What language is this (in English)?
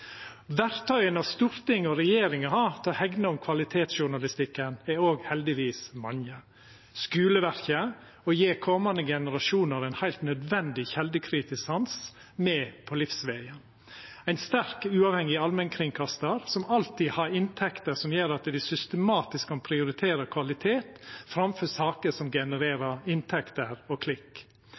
Norwegian Nynorsk